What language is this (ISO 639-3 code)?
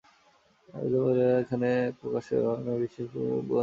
ben